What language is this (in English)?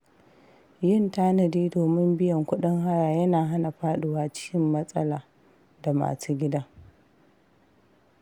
Hausa